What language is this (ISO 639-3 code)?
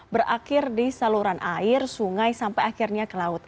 ind